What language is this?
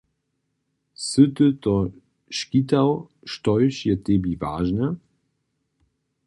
Upper Sorbian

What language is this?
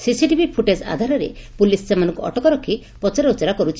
Odia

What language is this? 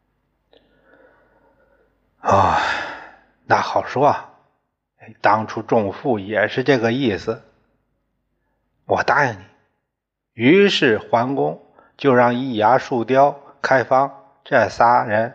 Chinese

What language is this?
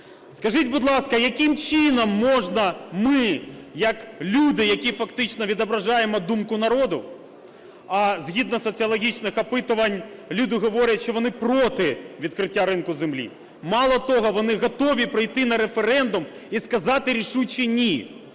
Ukrainian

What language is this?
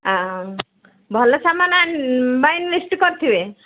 Odia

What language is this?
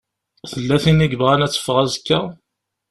Kabyle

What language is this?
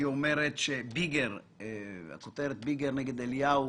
Hebrew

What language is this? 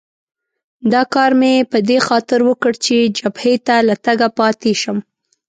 Pashto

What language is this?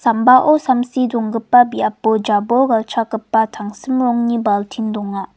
Garo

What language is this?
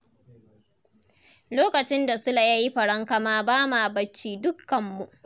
Hausa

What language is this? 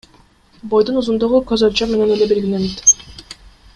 Kyrgyz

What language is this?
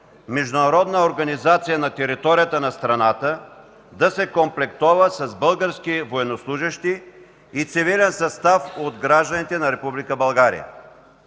Bulgarian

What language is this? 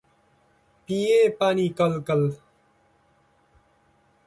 Nepali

